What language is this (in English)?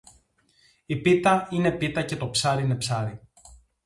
Greek